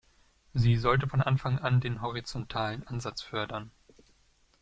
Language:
German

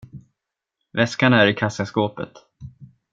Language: Swedish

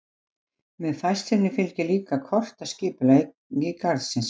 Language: Icelandic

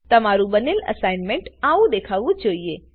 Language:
Gujarati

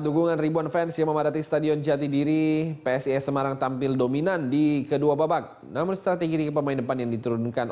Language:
Indonesian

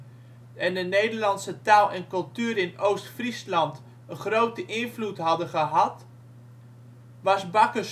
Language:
Dutch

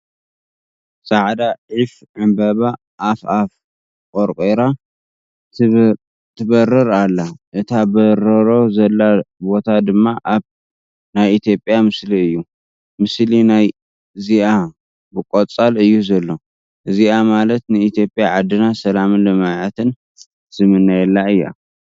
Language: Tigrinya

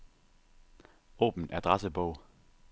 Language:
Danish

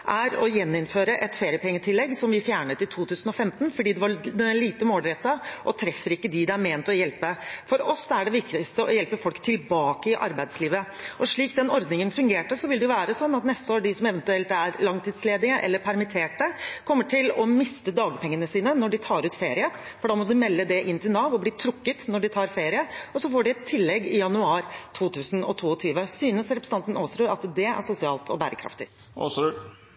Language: Norwegian Bokmål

